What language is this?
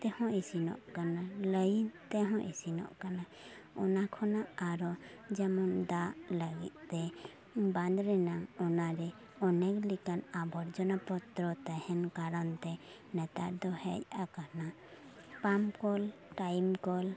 Santali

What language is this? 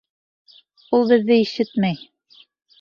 Bashkir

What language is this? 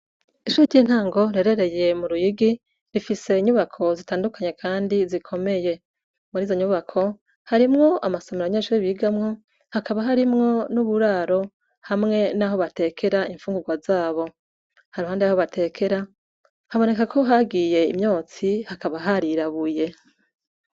Rundi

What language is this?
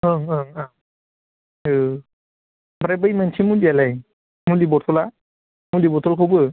Bodo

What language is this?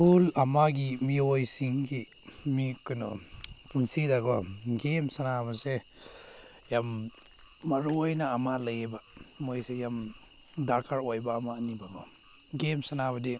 Manipuri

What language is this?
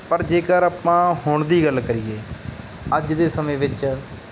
Punjabi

